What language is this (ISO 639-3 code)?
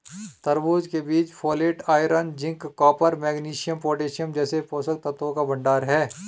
hin